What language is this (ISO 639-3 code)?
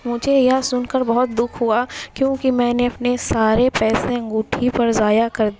urd